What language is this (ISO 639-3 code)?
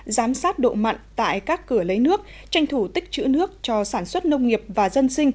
vie